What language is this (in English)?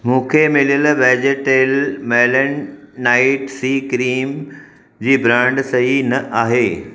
Sindhi